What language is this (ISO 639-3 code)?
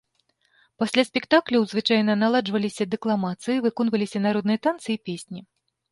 bel